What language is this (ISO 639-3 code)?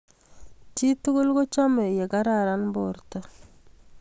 kln